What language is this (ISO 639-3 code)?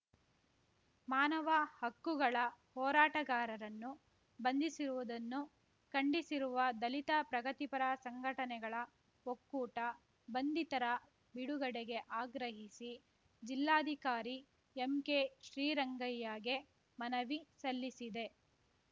kan